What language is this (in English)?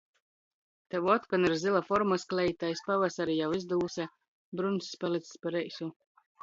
Latgalian